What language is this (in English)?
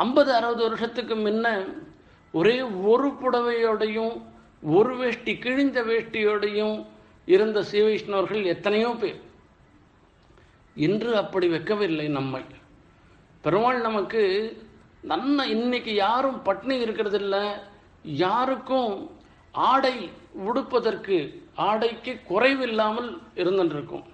Tamil